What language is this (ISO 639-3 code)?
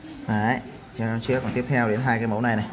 vie